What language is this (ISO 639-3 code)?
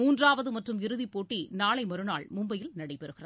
tam